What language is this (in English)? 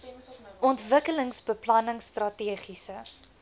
Afrikaans